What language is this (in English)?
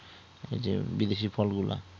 Bangla